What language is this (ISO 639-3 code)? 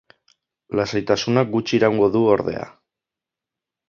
eus